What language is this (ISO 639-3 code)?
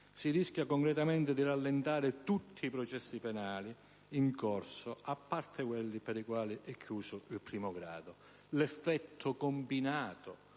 ita